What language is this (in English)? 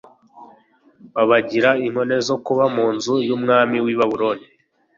Kinyarwanda